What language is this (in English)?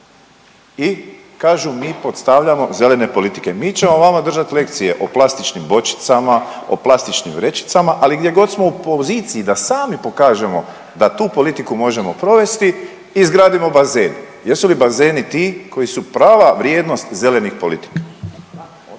Croatian